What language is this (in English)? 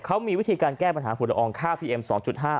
Thai